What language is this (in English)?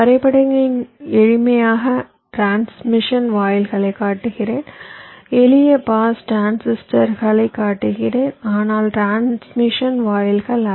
Tamil